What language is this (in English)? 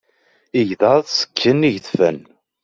Kabyle